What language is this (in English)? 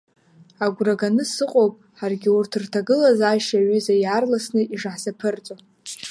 Abkhazian